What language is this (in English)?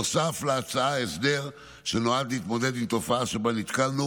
Hebrew